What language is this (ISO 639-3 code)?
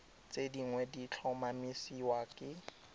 tsn